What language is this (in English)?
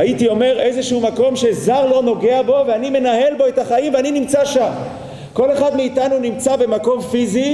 Hebrew